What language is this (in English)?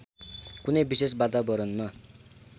Nepali